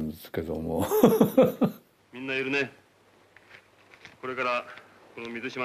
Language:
Japanese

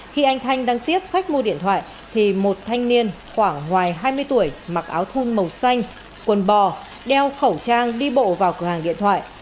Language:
Vietnamese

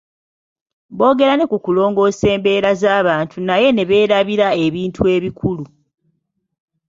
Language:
Ganda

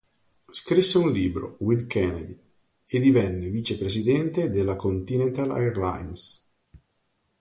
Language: Italian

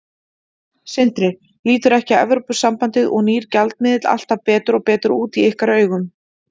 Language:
Icelandic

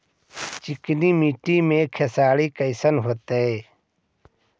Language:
Magahi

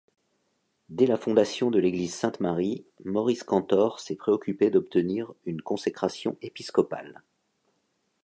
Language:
French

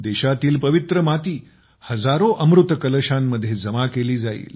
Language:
Marathi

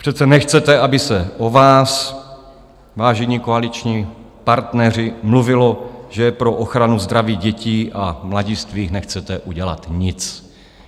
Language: Czech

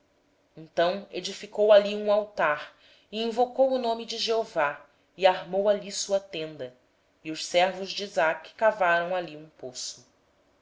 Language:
Portuguese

